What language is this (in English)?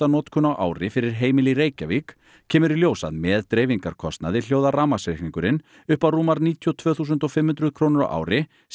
Icelandic